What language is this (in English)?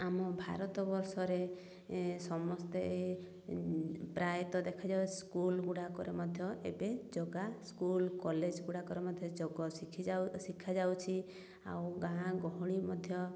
Odia